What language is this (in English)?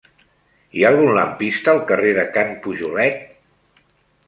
Catalan